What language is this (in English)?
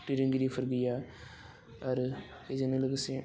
Bodo